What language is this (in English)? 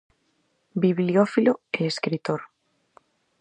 Galician